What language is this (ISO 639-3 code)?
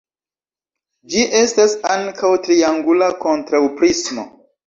epo